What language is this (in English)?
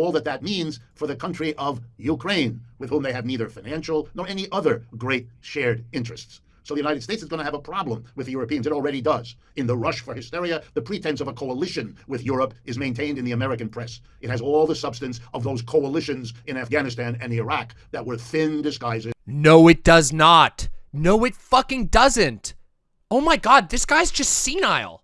English